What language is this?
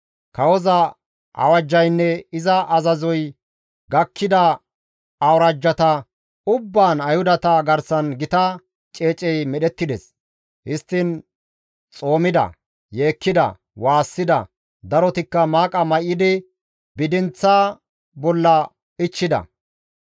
Gamo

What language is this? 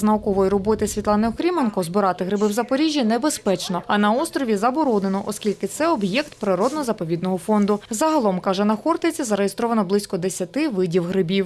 Ukrainian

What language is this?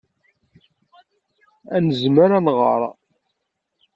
Kabyle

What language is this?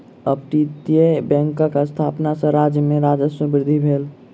Maithili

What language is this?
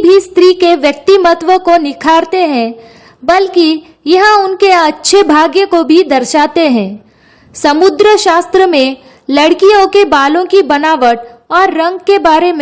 Hindi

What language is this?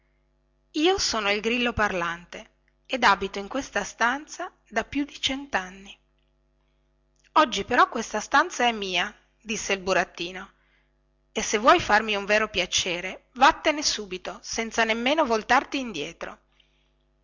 Italian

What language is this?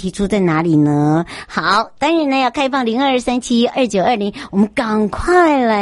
Chinese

